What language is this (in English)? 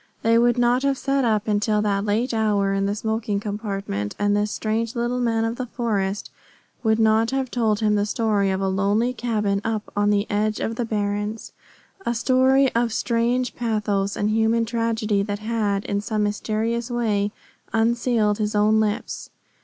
English